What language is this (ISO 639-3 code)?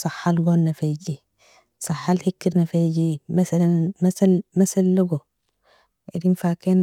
fia